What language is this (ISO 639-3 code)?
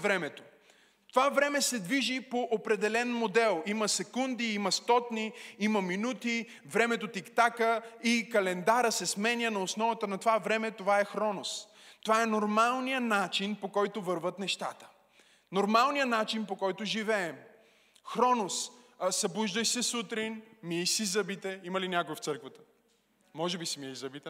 bul